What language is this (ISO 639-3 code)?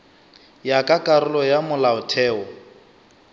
nso